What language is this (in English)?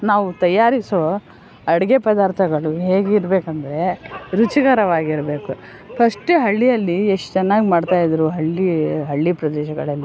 Kannada